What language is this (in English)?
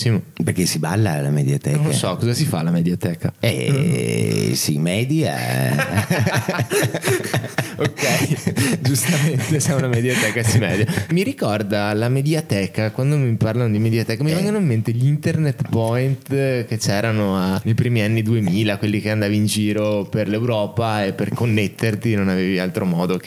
Italian